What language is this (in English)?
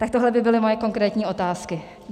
Czech